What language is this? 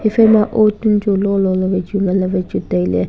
Wancho Naga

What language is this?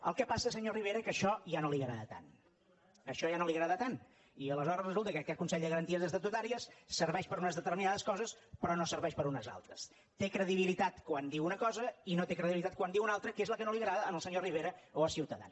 Catalan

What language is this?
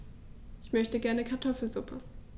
German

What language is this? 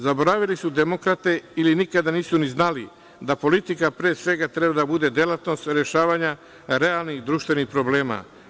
Serbian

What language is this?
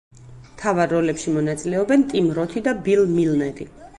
Georgian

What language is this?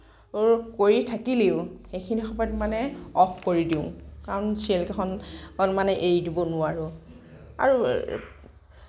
Assamese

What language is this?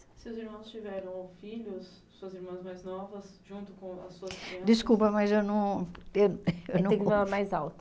Portuguese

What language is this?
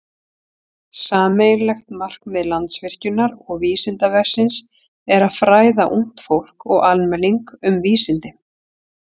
Icelandic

